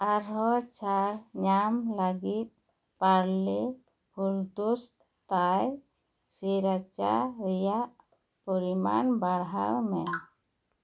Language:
Santali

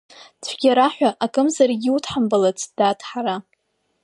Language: Abkhazian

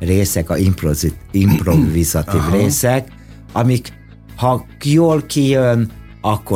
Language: Hungarian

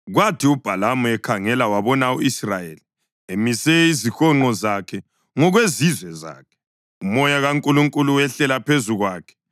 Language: North Ndebele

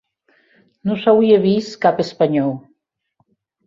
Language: Occitan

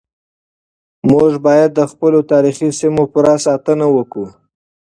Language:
Pashto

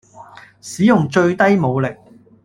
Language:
Cantonese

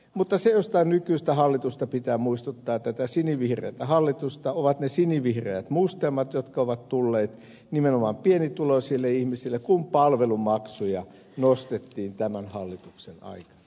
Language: Finnish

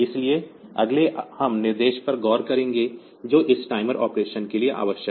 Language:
Hindi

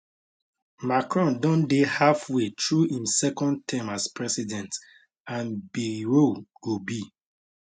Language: Nigerian Pidgin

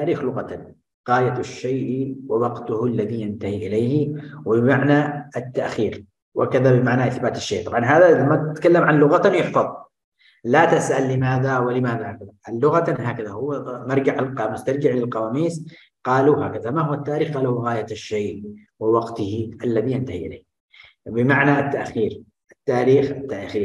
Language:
Arabic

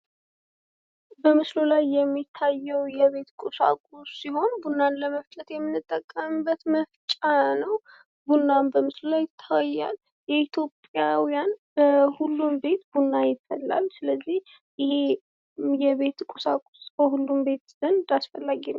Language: Amharic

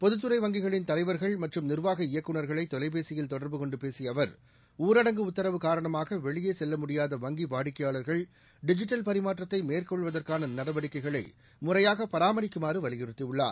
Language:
Tamil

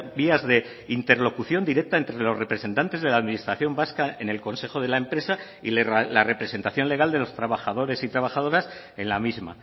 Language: Spanish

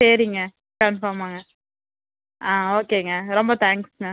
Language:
Tamil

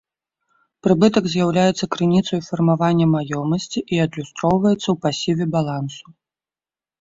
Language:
Belarusian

